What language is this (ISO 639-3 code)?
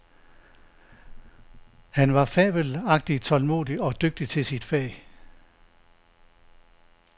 dan